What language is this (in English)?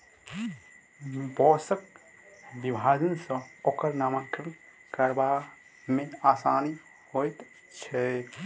Maithili